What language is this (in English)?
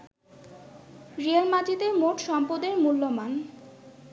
Bangla